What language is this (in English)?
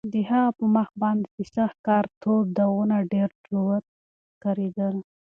Pashto